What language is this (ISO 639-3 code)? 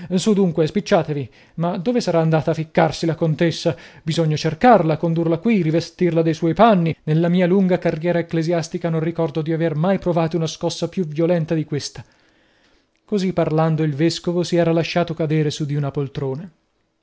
ita